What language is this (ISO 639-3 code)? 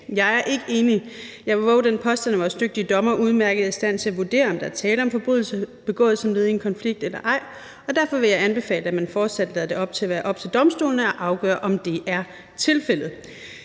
dan